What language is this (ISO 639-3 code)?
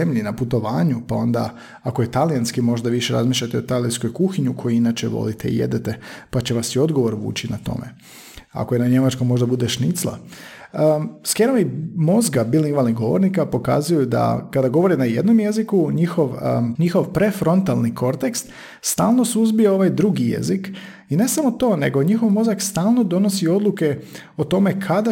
hrv